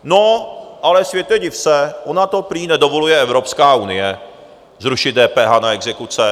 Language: Czech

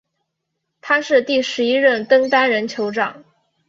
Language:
Chinese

